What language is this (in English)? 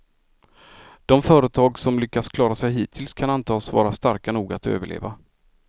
Swedish